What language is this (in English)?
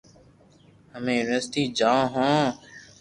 Loarki